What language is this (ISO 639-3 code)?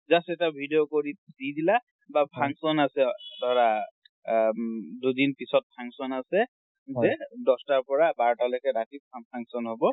asm